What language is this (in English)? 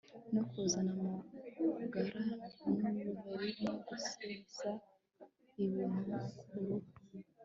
Kinyarwanda